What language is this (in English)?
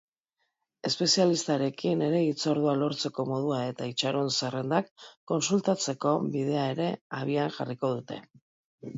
Basque